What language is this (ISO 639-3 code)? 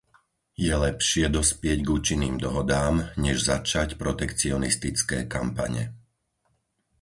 slk